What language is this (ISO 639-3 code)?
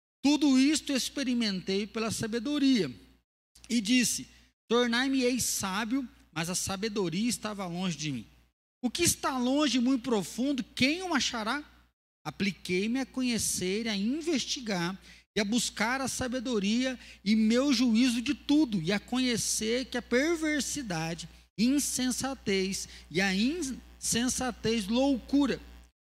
por